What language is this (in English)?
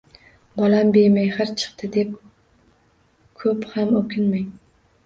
Uzbek